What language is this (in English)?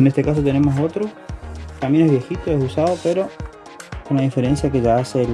Spanish